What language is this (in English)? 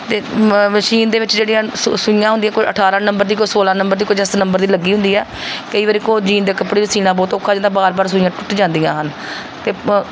Punjabi